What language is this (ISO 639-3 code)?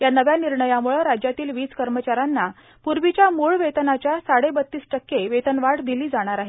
mar